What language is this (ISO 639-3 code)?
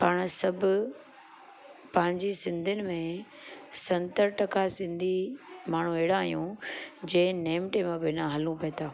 snd